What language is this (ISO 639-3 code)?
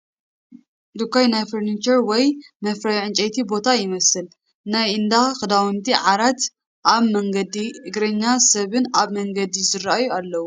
tir